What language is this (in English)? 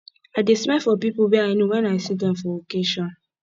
Nigerian Pidgin